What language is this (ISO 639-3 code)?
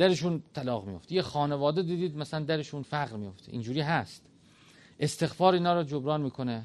fas